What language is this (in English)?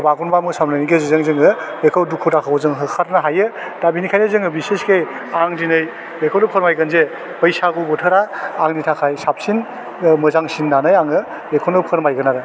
Bodo